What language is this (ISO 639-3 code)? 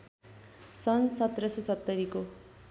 nep